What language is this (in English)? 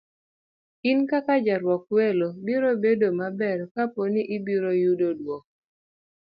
Luo (Kenya and Tanzania)